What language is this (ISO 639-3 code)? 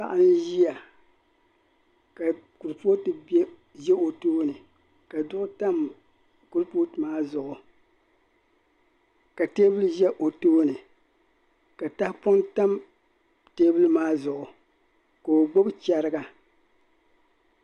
dag